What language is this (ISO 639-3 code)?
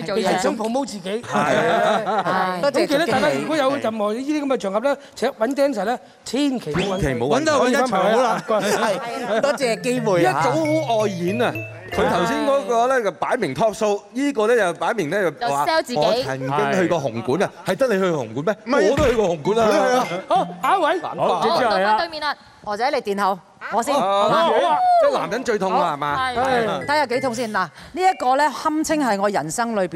zho